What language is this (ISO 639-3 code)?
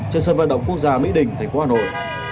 vie